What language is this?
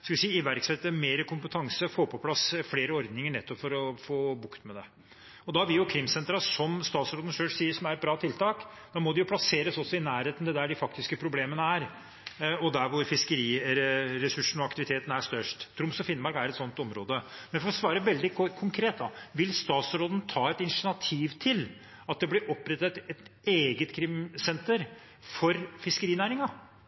Norwegian Bokmål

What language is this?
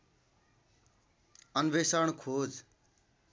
Nepali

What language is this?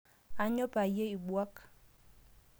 Masai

